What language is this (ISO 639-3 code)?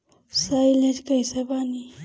bho